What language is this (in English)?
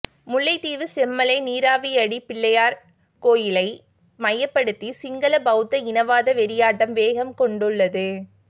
Tamil